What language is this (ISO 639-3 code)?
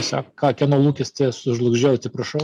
lit